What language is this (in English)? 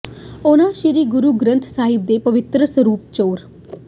Punjabi